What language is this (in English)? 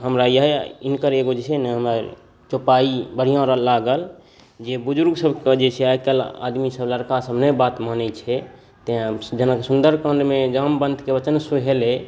Maithili